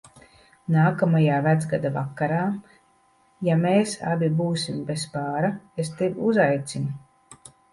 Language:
Latvian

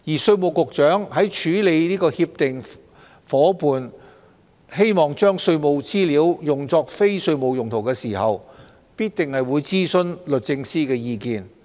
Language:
Cantonese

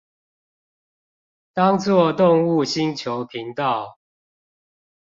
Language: Chinese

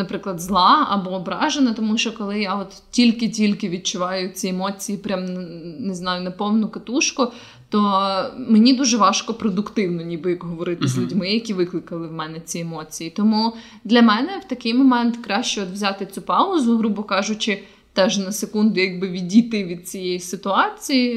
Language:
Ukrainian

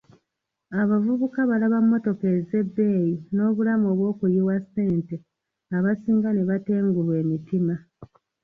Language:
Ganda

